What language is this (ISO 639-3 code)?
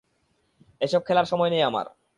ben